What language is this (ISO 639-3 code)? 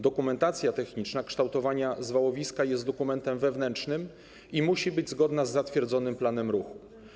pol